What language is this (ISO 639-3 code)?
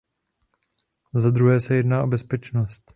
ces